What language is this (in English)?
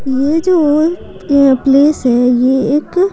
Hindi